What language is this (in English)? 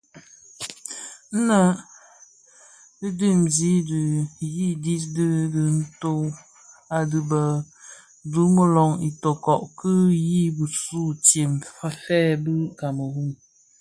Bafia